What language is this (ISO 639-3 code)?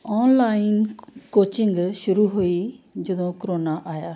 pan